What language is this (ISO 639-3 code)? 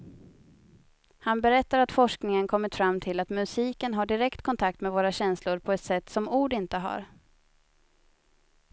swe